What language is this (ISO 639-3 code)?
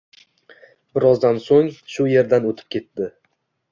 uzb